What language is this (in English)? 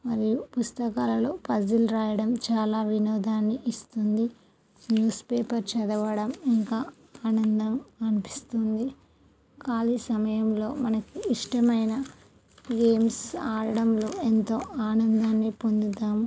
Telugu